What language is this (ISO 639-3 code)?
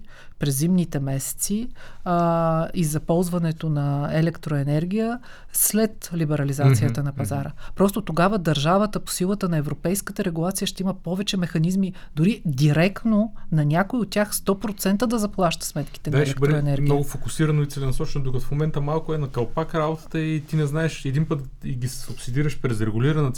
bul